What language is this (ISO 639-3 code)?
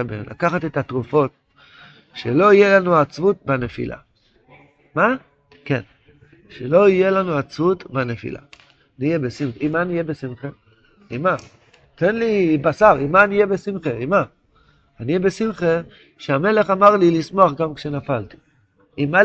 heb